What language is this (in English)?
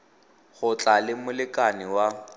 Tswana